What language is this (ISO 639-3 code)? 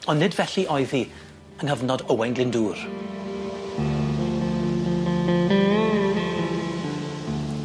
cym